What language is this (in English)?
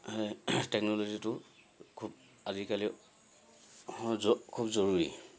Assamese